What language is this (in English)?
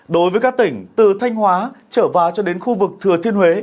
Vietnamese